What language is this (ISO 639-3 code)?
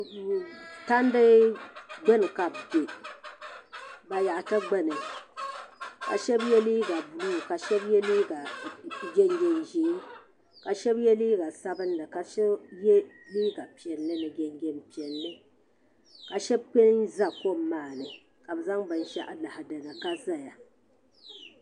dag